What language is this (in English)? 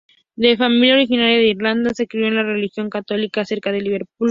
Spanish